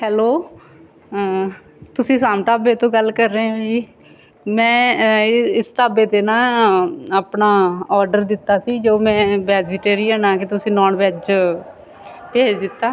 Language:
Punjabi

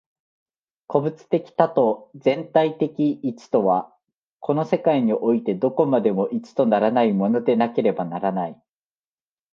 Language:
Japanese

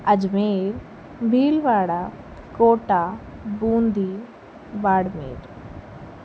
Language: Sindhi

